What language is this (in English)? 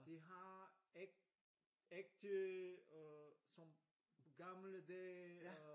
Danish